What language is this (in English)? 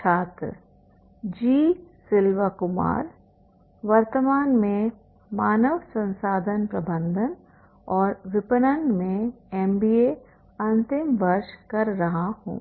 Hindi